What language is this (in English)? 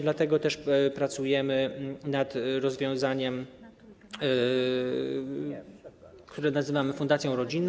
Polish